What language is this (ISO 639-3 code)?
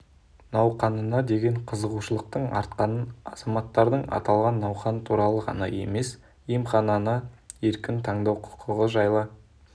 kaz